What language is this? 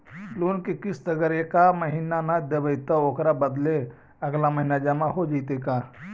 Magahi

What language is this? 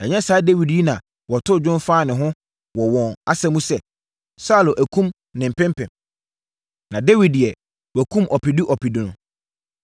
Akan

